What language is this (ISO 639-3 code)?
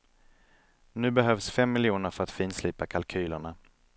swe